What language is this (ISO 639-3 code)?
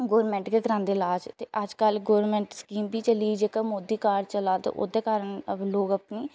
doi